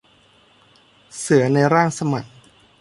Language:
Thai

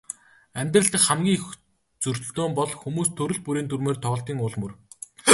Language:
Mongolian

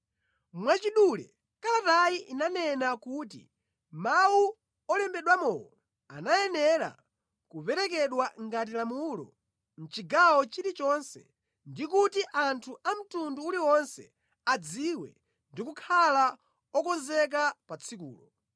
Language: Nyanja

